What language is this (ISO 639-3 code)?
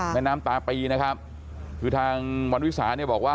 tha